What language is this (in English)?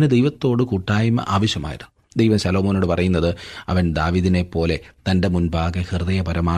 Malayalam